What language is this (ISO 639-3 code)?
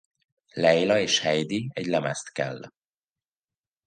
hun